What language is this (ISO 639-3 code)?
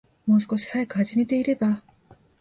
jpn